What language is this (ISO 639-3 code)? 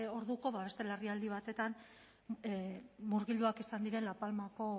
eus